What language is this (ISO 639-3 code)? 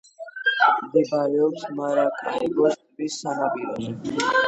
kat